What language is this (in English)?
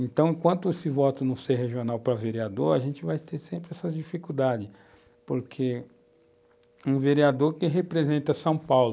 Portuguese